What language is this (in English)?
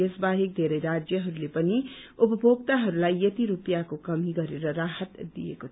Nepali